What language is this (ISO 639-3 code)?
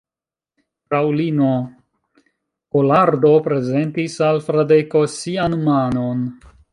epo